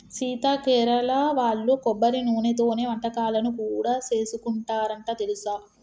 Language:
Telugu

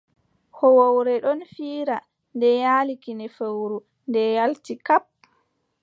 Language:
Adamawa Fulfulde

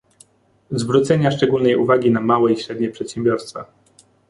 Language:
Polish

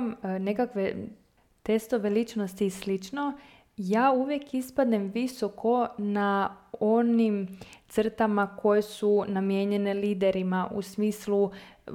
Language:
Croatian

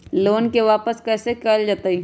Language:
Magahi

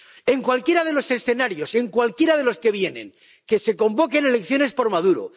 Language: Spanish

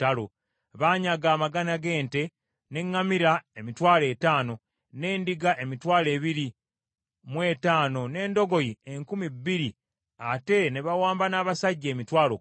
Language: Ganda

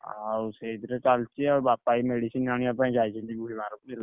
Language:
Odia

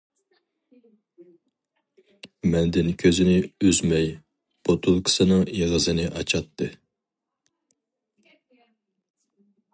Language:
Uyghur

